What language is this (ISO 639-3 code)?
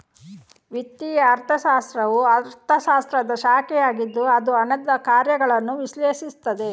kan